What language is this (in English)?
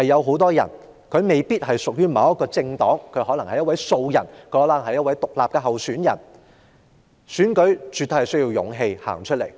Cantonese